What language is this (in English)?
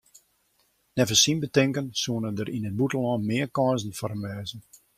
Western Frisian